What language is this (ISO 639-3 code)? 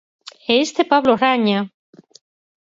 glg